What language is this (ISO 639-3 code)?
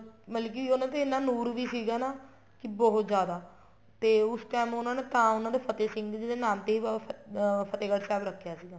pan